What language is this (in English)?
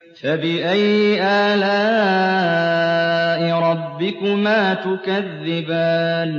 Arabic